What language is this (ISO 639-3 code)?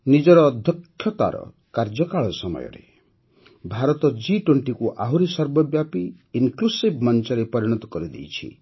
ori